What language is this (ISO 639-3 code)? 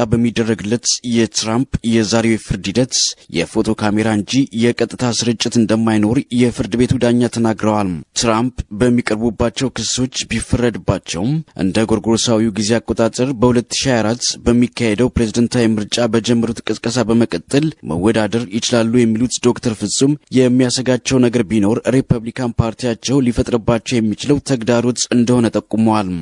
amh